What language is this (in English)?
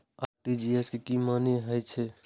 Maithili